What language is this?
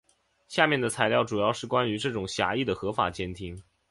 Chinese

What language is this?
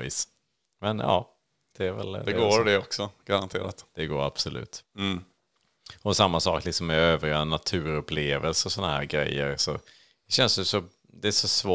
Swedish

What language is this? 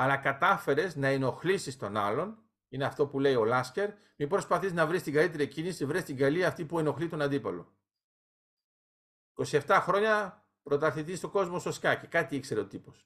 Greek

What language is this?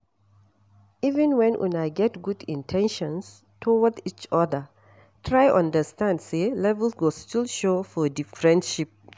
Nigerian Pidgin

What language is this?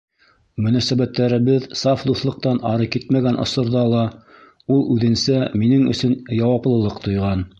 Bashkir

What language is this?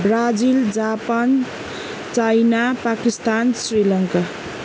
Nepali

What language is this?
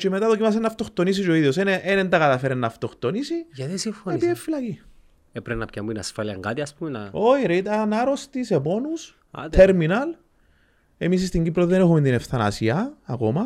Greek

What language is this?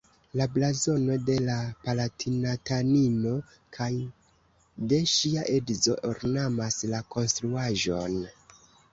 Esperanto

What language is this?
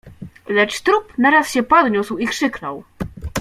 Polish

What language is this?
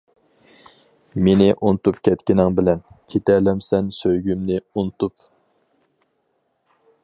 Uyghur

